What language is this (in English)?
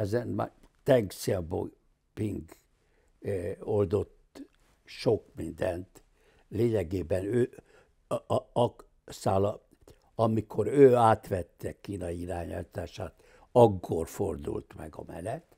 Hungarian